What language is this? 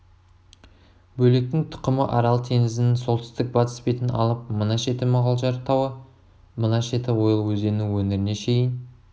Kazakh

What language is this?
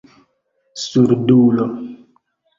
Esperanto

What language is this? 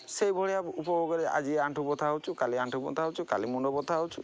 Odia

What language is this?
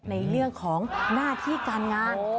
Thai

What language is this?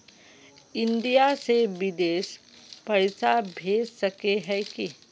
Magahi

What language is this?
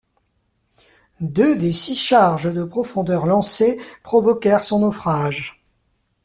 French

